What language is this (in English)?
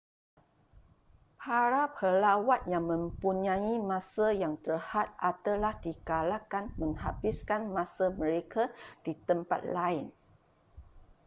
Malay